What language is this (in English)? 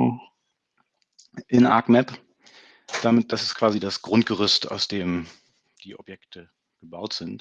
German